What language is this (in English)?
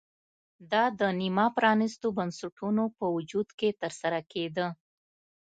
Pashto